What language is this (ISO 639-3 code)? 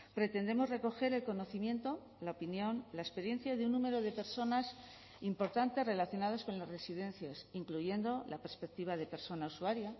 spa